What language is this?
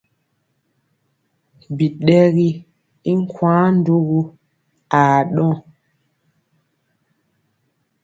Mpiemo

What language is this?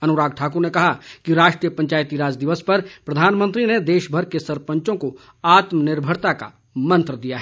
Hindi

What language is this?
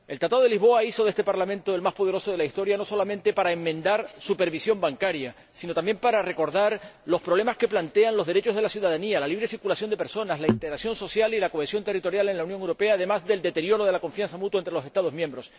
Spanish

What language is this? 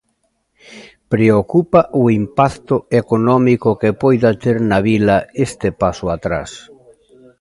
Galician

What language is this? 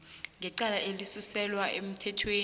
South Ndebele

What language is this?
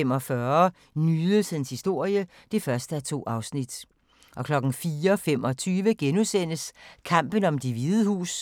Danish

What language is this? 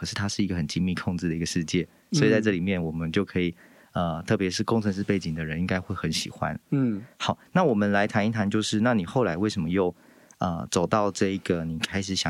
Chinese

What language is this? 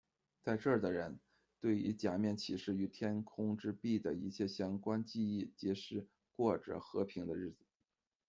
Chinese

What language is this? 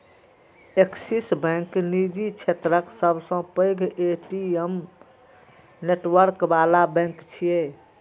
Maithili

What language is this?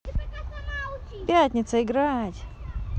Russian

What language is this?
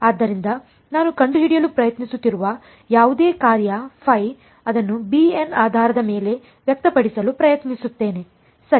Kannada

